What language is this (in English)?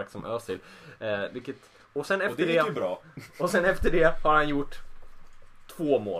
Swedish